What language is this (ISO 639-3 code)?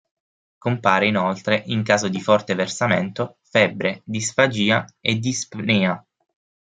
ita